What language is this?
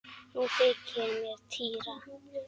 Icelandic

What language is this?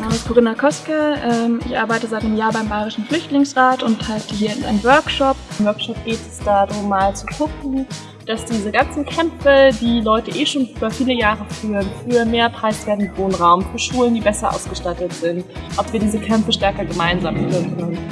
German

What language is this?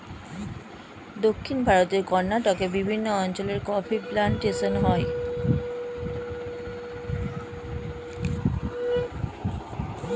Bangla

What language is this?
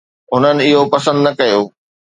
Sindhi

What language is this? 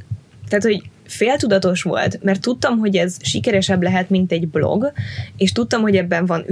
Hungarian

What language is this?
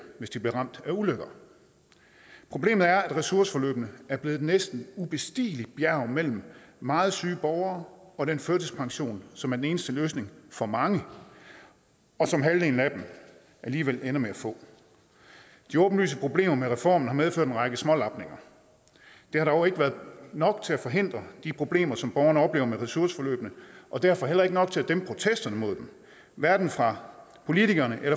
Danish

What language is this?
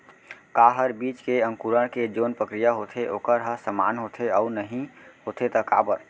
Chhattisgarhi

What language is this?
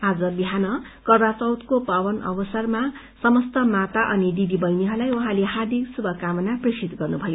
Nepali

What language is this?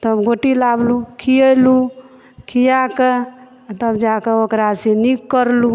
Maithili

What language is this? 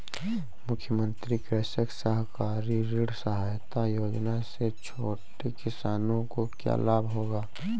Hindi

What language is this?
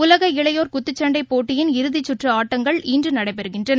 Tamil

